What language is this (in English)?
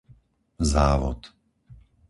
Slovak